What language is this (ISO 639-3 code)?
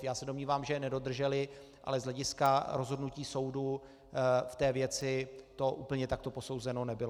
ces